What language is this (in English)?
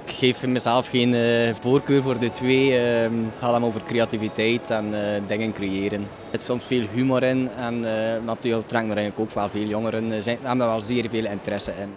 Dutch